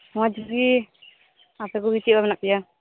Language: Santali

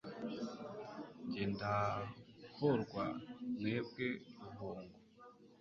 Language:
Kinyarwanda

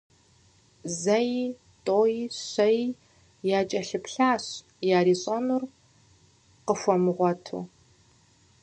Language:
Kabardian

